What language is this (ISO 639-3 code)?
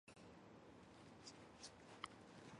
zho